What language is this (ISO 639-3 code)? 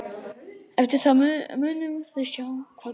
isl